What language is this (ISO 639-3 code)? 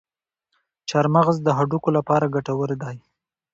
pus